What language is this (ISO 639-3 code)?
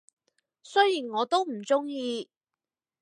yue